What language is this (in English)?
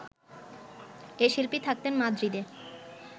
Bangla